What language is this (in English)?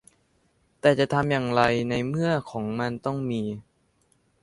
Thai